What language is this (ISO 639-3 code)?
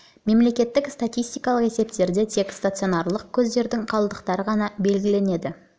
kaz